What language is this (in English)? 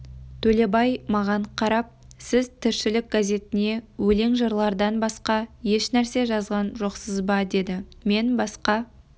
Kazakh